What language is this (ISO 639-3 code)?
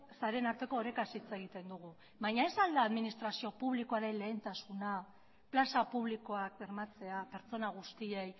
eus